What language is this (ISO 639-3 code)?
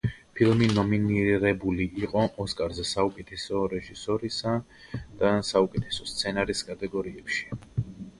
kat